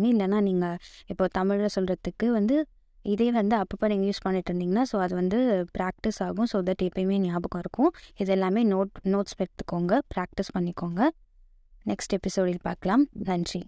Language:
Tamil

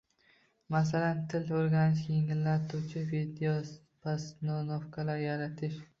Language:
Uzbek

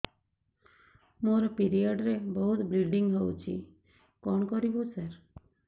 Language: Odia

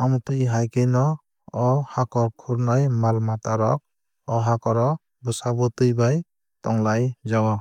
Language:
Kok Borok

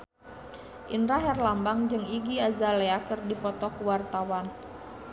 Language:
Sundanese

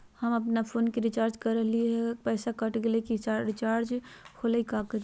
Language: Magahi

